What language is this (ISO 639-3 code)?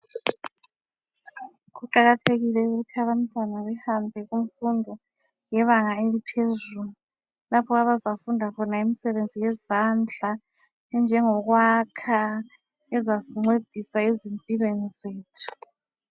nde